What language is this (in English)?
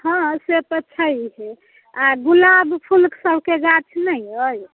Maithili